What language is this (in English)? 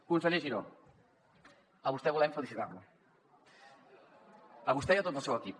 Catalan